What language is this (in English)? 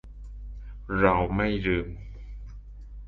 Thai